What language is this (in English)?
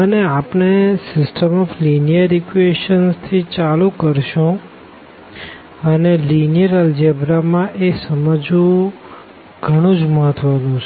Gujarati